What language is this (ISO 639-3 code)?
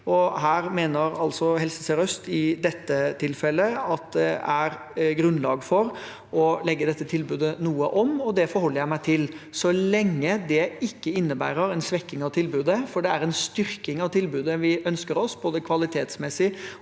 nor